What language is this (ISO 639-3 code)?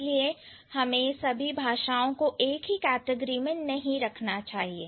hin